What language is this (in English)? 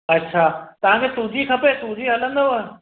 Sindhi